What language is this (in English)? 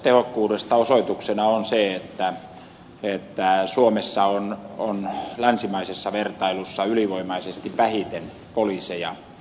Finnish